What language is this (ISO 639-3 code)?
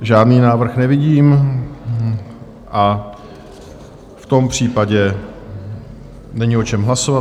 ces